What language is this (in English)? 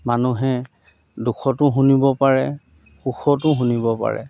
Assamese